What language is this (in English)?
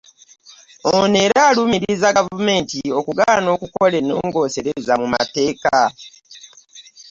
Ganda